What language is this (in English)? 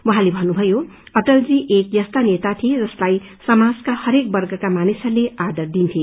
Nepali